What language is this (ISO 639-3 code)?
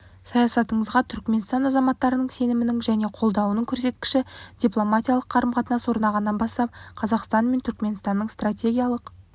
kaz